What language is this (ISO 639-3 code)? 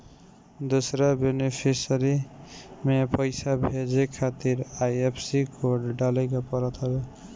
bho